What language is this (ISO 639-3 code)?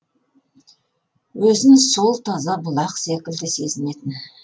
kaz